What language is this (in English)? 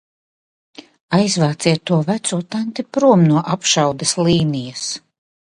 Latvian